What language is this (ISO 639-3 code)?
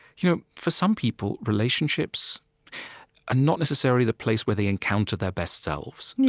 eng